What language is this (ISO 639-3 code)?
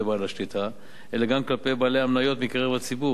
heb